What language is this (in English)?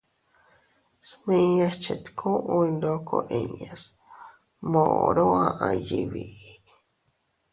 Teutila Cuicatec